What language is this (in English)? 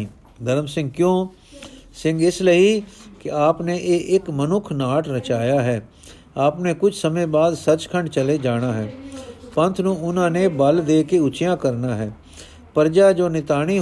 Punjabi